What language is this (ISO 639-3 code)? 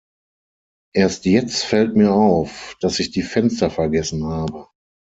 deu